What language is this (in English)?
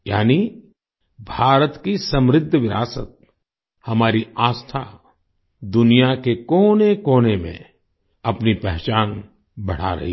Hindi